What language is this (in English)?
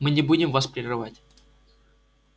Russian